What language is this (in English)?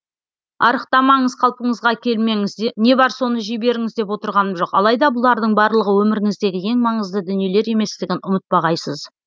Kazakh